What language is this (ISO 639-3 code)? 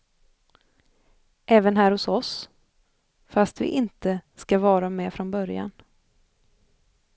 swe